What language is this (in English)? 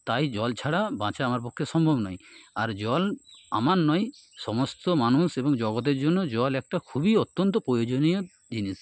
Bangla